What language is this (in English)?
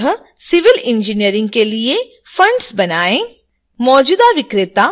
Hindi